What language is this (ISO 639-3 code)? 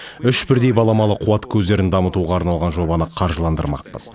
kaz